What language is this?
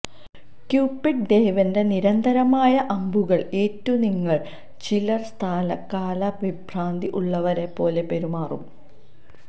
Malayalam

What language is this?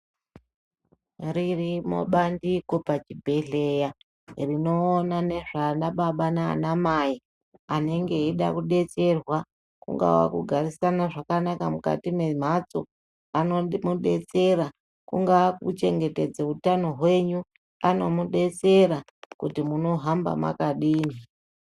Ndau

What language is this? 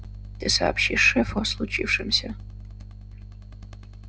Russian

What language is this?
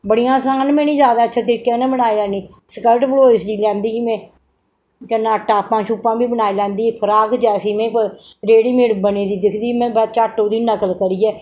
Dogri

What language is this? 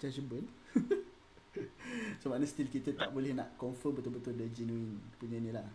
Malay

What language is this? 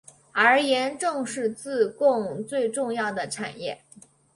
Chinese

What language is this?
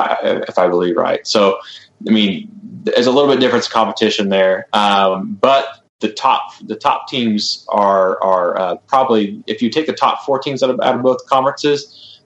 English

